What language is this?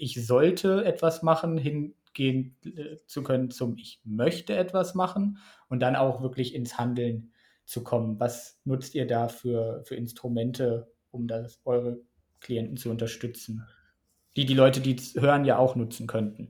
German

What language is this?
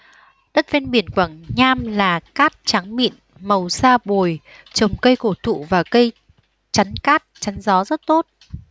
Vietnamese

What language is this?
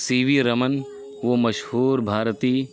Urdu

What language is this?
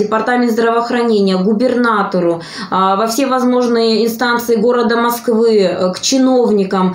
Russian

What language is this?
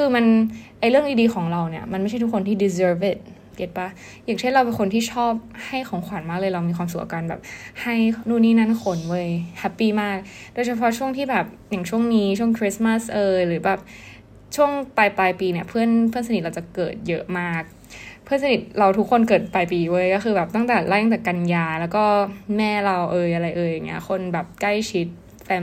Thai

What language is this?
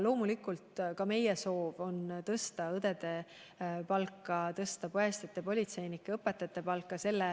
Estonian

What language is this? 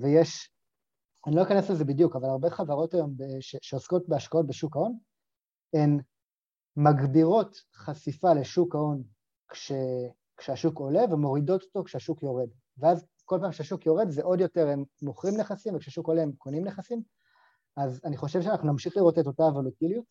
Hebrew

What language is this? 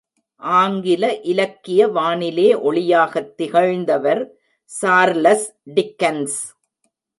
Tamil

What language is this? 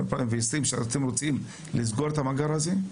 Hebrew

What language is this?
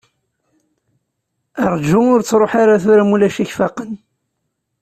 Kabyle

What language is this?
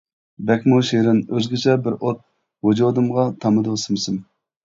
Uyghur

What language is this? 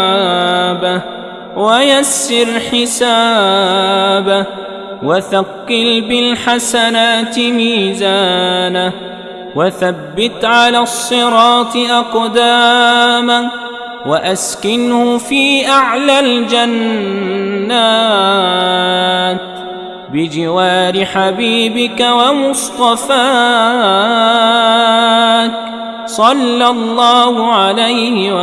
Arabic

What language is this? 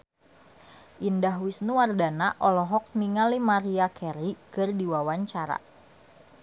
Sundanese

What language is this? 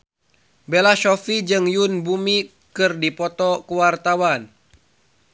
Sundanese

